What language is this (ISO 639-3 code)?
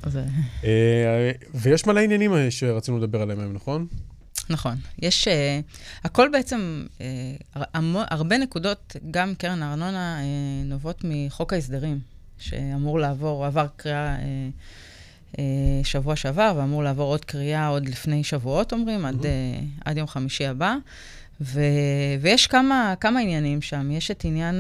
heb